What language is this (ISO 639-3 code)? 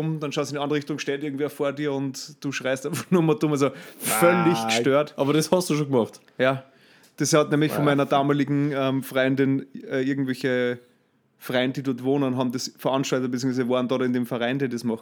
deu